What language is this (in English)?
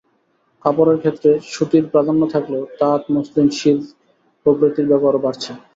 Bangla